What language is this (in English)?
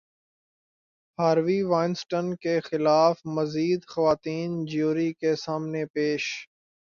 Urdu